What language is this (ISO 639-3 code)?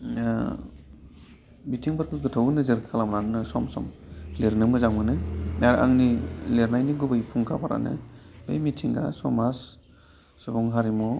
brx